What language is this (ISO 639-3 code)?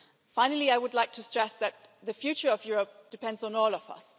eng